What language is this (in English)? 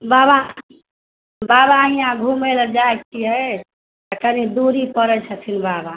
Maithili